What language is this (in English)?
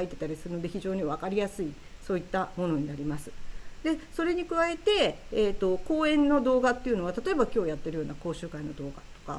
Japanese